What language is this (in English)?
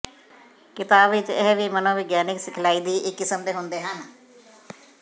Punjabi